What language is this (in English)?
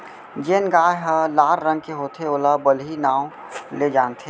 Chhattisgarhi